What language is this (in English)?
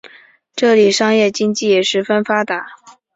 Chinese